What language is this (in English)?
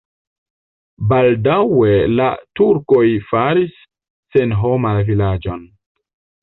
Esperanto